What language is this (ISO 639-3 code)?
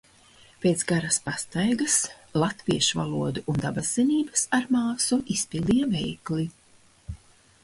lav